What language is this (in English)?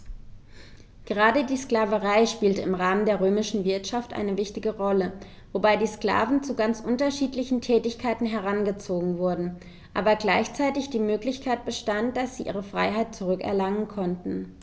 German